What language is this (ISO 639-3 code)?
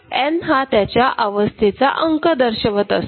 mar